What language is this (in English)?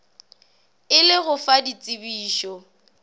Northern Sotho